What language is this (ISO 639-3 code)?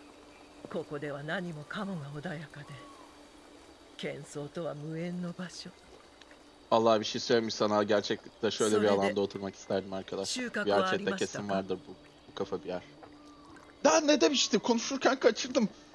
tur